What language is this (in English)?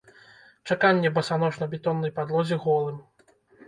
Belarusian